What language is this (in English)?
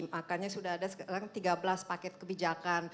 Indonesian